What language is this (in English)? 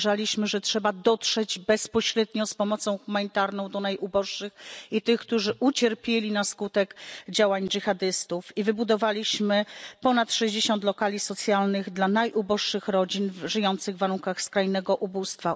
Polish